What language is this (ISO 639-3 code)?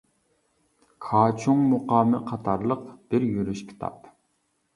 uig